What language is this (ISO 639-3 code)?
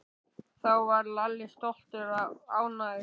isl